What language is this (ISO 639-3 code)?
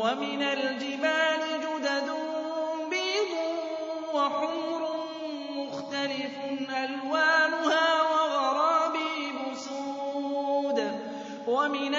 ara